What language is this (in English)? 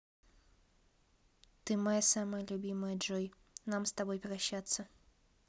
Russian